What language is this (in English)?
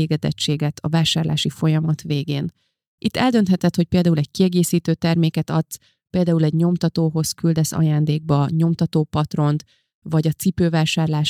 Hungarian